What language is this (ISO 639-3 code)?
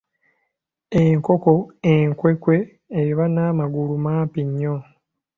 lug